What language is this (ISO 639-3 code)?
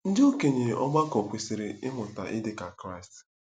ibo